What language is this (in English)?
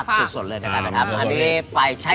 Thai